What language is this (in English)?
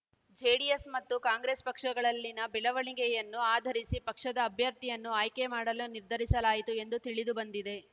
Kannada